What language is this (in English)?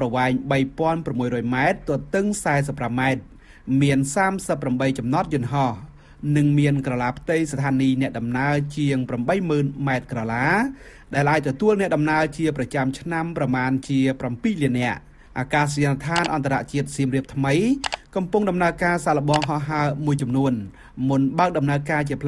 Thai